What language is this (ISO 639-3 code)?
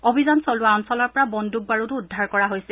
asm